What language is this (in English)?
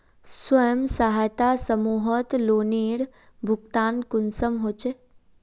Magahi